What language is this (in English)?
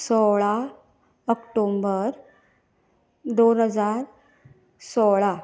Konkani